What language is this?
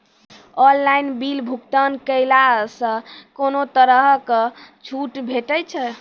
Maithili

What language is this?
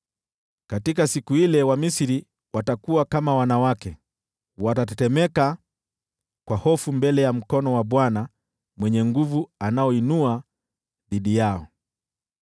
Swahili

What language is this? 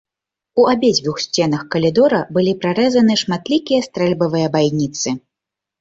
Belarusian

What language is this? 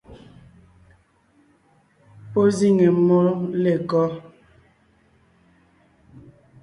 Ngiemboon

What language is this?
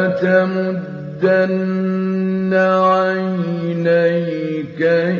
Arabic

